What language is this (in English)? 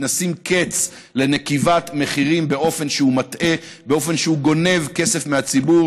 Hebrew